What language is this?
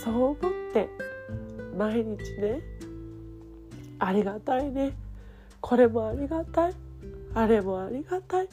Japanese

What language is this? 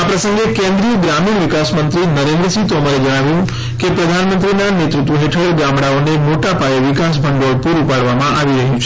Gujarati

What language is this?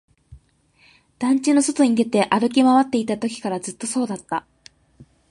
Japanese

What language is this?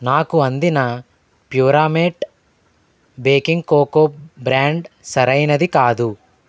Telugu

